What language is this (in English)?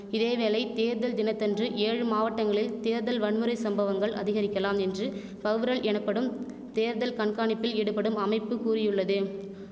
Tamil